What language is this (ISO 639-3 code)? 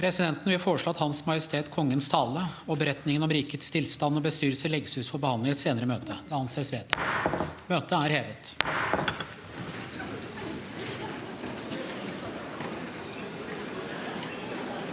nor